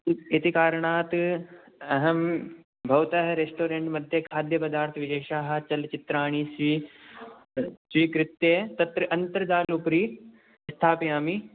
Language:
Sanskrit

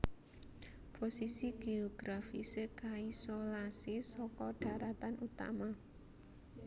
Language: Javanese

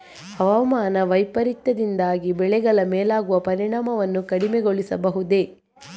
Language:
Kannada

